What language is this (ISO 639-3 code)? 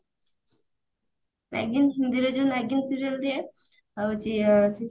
ori